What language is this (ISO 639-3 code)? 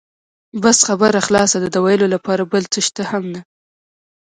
pus